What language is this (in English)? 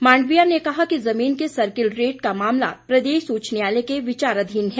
Hindi